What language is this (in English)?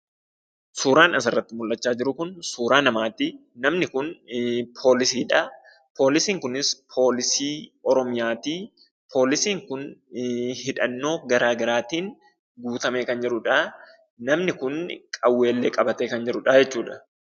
Oromo